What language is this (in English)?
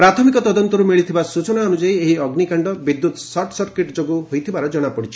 Odia